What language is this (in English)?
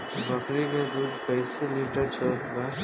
Bhojpuri